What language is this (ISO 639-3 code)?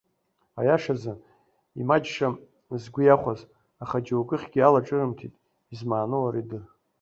abk